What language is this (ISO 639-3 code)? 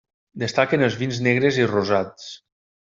cat